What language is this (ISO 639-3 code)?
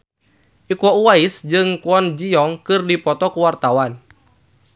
sun